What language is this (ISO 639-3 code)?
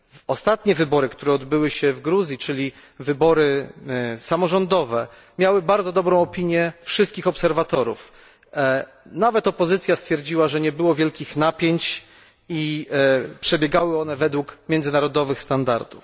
pol